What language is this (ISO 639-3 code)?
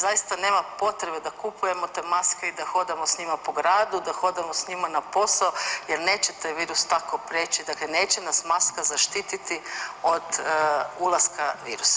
hrv